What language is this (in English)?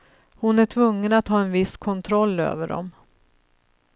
Swedish